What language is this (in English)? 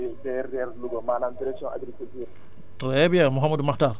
Wolof